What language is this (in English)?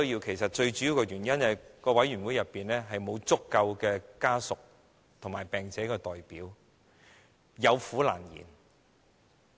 Cantonese